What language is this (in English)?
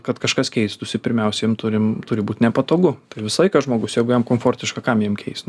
Lithuanian